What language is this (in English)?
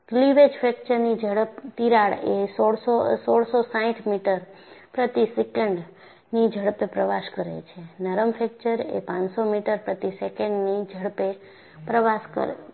Gujarati